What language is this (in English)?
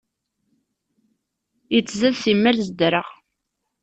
Kabyle